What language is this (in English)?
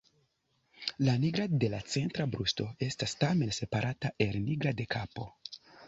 Esperanto